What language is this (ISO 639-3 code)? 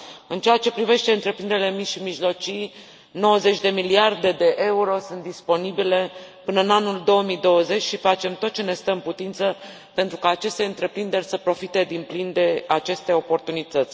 ron